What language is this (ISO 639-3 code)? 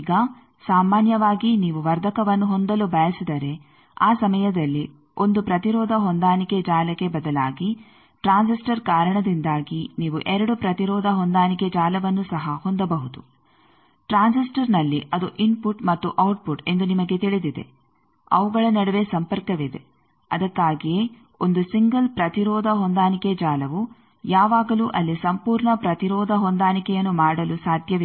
kan